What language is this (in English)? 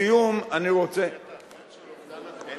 Hebrew